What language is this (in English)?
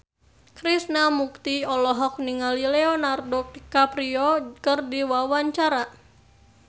Sundanese